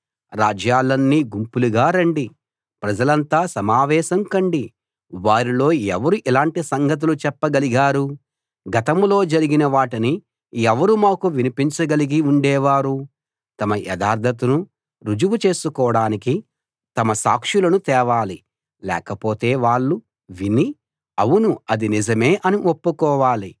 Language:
Telugu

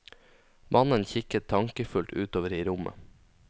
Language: Norwegian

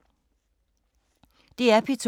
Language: Danish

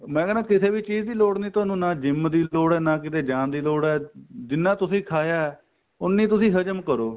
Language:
Punjabi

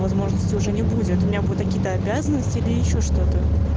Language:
Russian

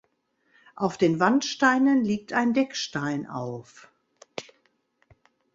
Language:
German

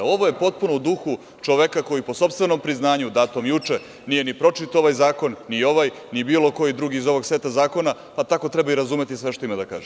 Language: Serbian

